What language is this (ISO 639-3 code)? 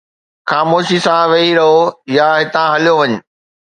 snd